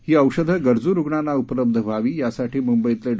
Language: Marathi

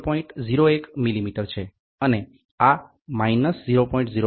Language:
Gujarati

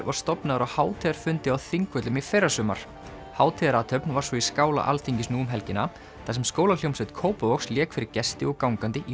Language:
Icelandic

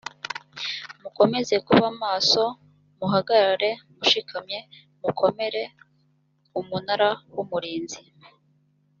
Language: Kinyarwanda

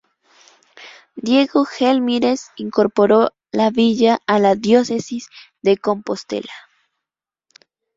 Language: Spanish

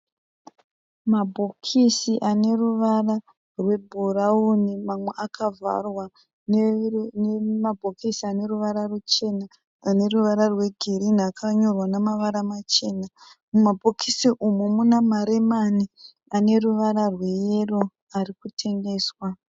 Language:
Shona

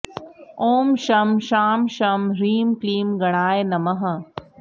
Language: Sanskrit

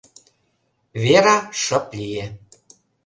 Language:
Mari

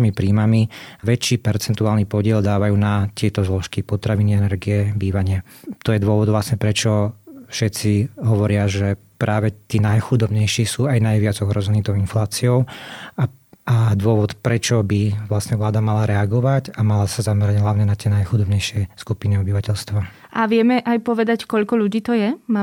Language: Slovak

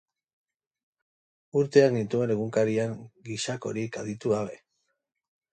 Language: Basque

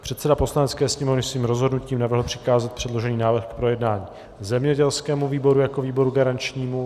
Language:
Czech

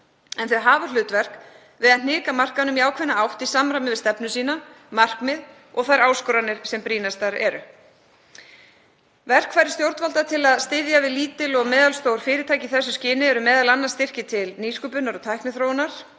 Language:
Icelandic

